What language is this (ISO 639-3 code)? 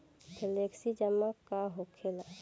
bho